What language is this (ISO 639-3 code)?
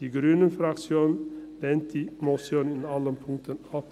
gsw